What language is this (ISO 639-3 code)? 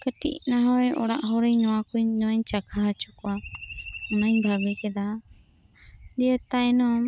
sat